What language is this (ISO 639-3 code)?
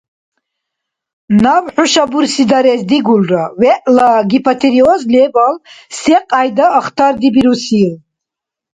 dar